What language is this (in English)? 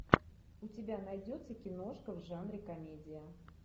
Russian